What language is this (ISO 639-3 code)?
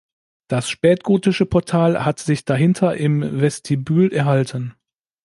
deu